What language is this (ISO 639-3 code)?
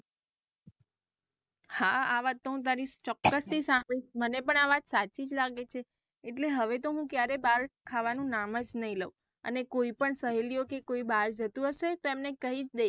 guj